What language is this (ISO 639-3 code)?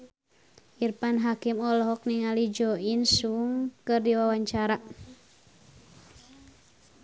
sun